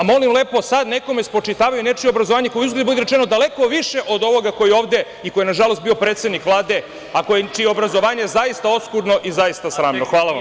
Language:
Serbian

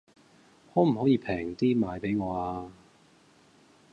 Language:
Cantonese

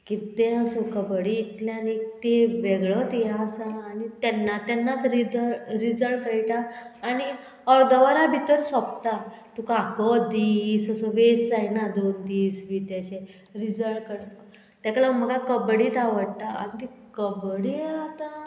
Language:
Konkani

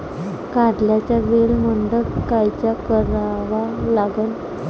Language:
Marathi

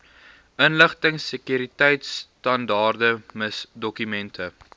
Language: Afrikaans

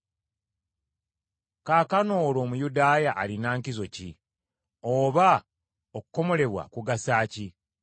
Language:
Ganda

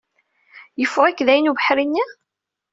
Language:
Kabyle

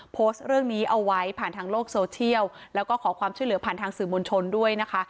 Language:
Thai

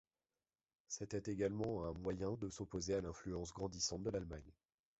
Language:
French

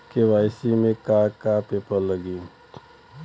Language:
Bhojpuri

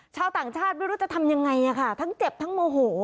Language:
Thai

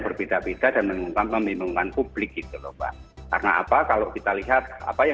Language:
Indonesian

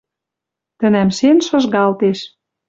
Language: Western Mari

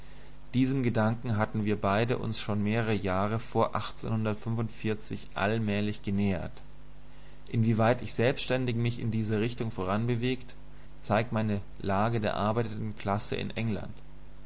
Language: German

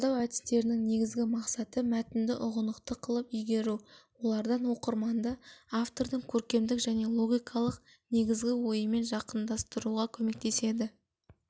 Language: Kazakh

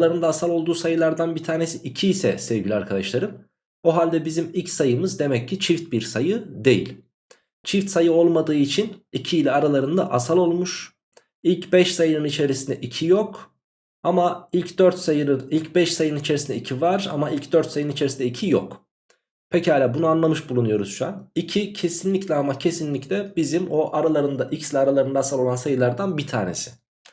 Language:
Turkish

